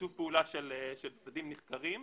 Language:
Hebrew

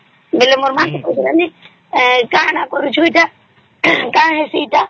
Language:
Odia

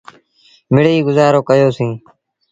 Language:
Sindhi Bhil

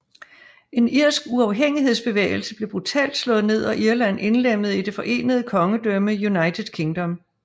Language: Danish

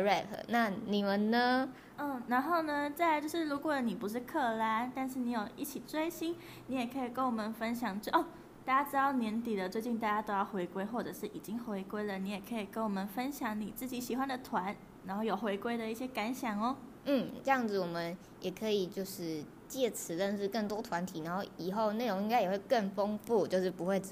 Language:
Chinese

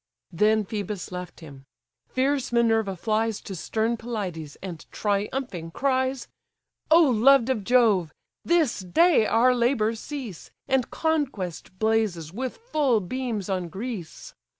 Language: English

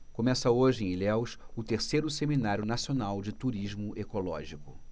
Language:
Portuguese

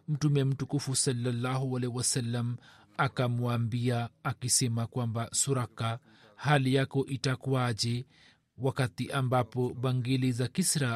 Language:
Swahili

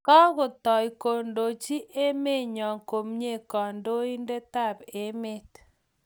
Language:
Kalenjin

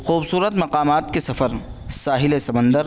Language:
Urdu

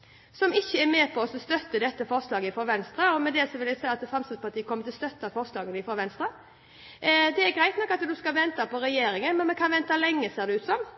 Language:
Norwegian Bokmål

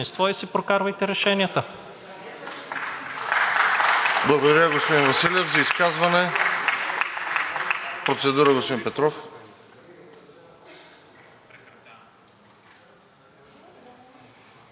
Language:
Bulgarian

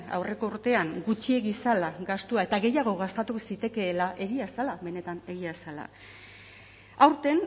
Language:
Basque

